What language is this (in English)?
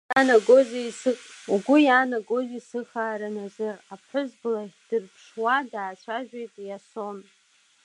Abkhazian